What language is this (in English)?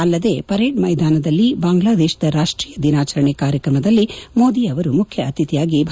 Kannada